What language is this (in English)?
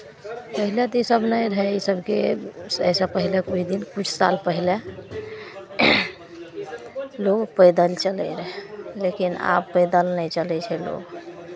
Maithili